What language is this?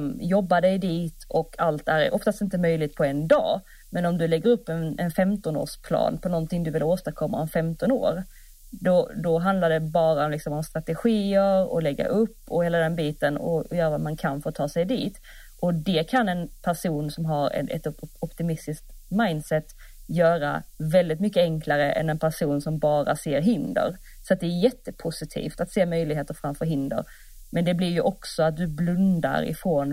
Swedish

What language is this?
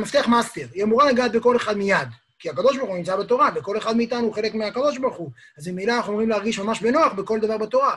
Hebrew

